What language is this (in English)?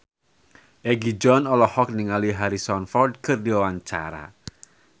Sundanese